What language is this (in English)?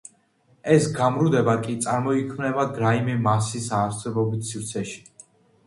Georgian